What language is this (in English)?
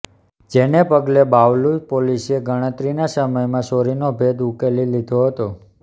Gujarati